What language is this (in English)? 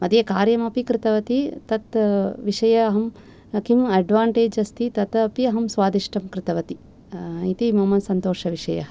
Sanskrit